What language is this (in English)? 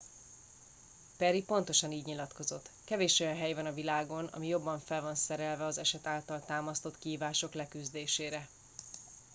Hungarian